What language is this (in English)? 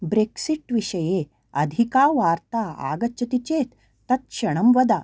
Sanskrit